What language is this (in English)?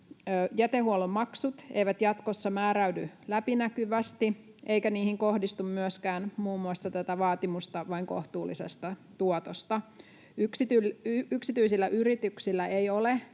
Finnish